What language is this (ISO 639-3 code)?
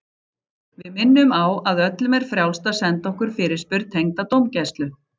isl